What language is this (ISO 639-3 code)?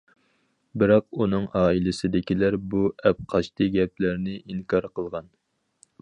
uig